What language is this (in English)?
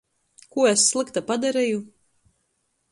Latgalian